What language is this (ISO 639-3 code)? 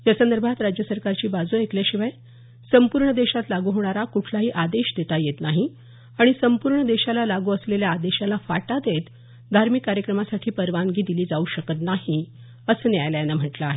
mar